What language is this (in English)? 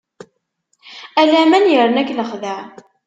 Kabyle